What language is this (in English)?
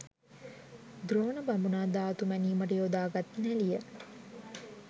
Sinhala